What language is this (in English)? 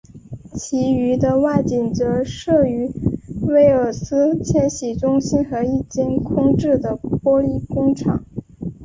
Chinese